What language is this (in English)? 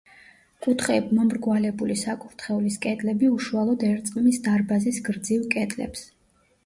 Georgian